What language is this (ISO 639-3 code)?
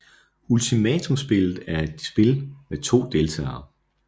dan